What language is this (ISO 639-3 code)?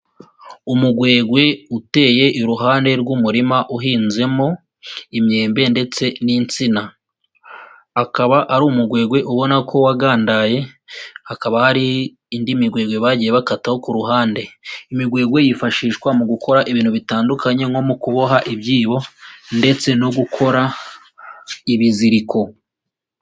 kin